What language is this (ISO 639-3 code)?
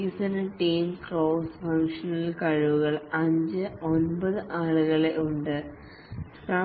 mal